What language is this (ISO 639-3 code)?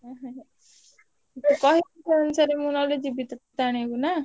ori